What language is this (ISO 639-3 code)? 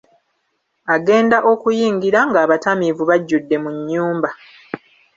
lug